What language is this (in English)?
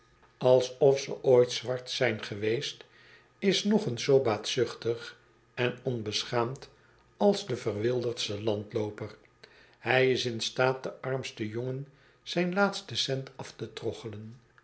Dutch